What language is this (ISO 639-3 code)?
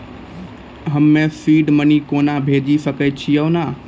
mai